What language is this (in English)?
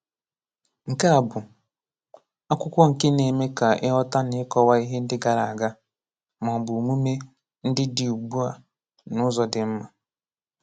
Igbo